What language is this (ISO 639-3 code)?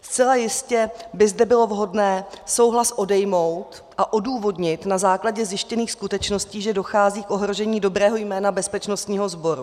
ces